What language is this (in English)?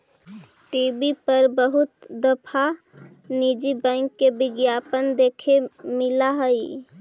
Magahi